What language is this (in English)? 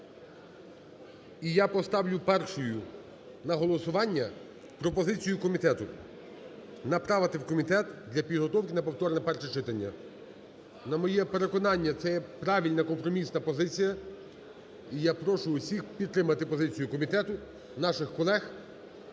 Ukrainian